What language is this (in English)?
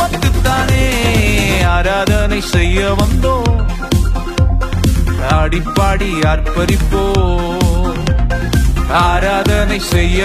Urdu